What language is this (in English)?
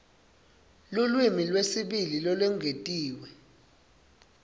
Swati